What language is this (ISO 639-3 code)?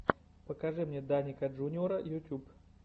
rus